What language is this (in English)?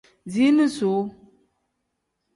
Tem